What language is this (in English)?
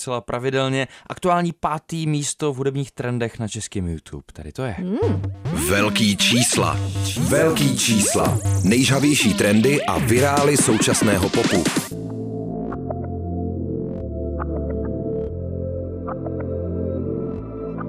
Czech